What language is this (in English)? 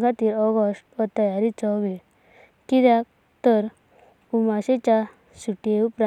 Konkani